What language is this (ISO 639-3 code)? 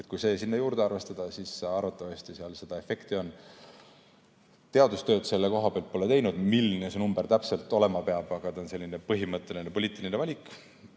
est